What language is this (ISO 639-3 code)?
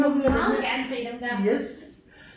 dan